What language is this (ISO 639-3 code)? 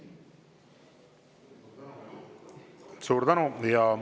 est